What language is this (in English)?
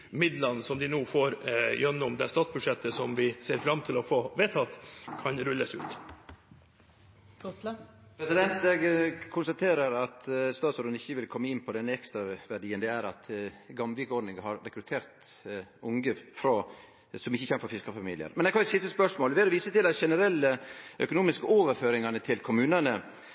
Norwegian